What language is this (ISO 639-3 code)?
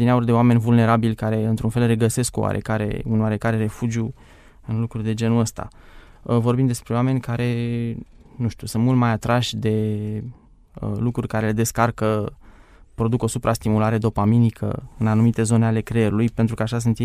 ron